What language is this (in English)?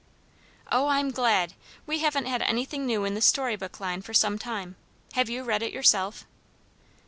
English